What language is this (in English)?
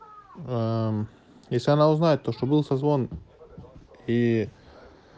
Russian